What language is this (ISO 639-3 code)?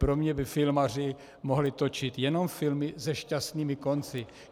ces